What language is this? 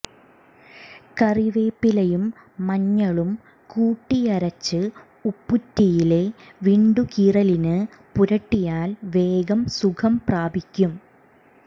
Malayalam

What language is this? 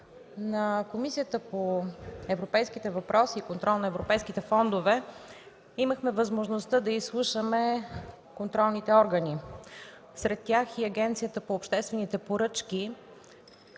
Bulgarian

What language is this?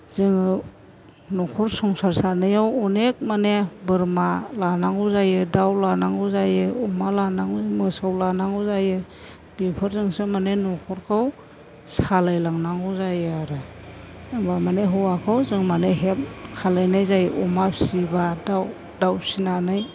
Bodo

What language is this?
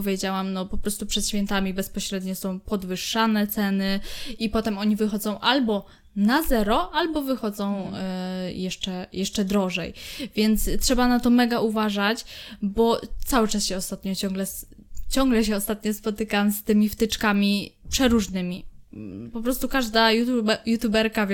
Polish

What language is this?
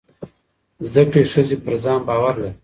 Pashto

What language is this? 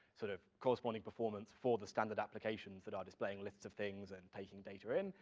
English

